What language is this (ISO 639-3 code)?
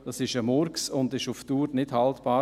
gsw